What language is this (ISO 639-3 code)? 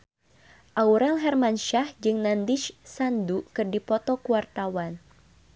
sun